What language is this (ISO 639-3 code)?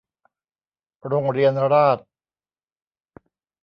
tha